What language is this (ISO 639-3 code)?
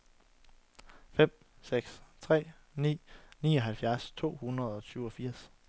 dan